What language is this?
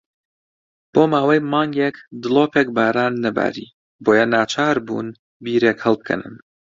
Central Kurdish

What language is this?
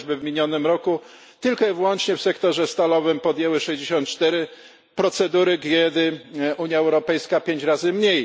Polish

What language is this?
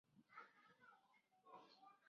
Chinese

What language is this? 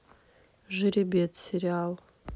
Russian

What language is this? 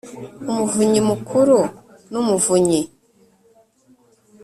Kinyarwanda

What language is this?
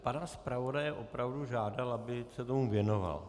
Czech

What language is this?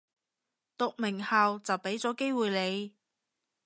Cantonese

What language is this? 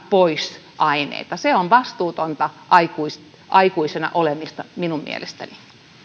Finnish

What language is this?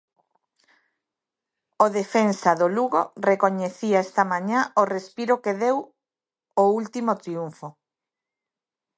Galician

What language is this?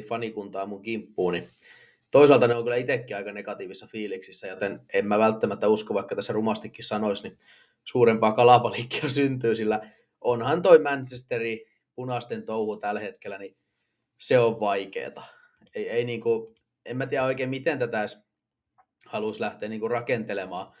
Finnish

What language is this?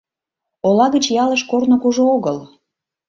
Mari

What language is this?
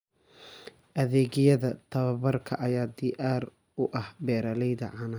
Somali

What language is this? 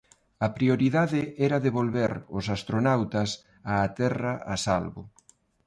Galician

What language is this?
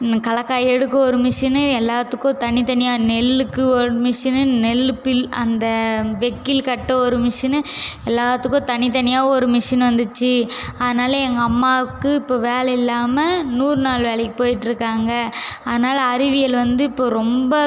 Tamil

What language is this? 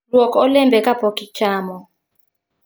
Luo (Kenya and Tanzania)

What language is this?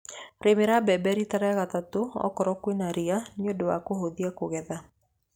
Kikuyu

